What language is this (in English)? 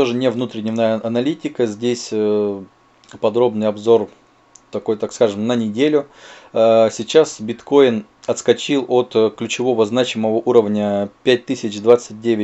Russian